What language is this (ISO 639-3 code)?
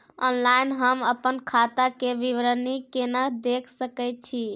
mai